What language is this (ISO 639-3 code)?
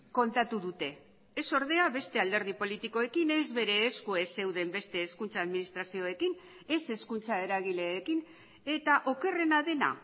eus